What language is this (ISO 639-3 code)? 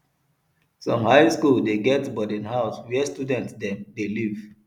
pcm